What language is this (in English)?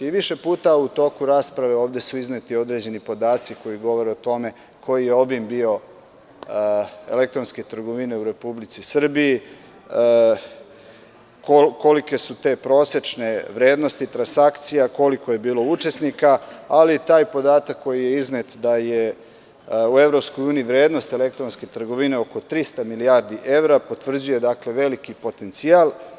Serbian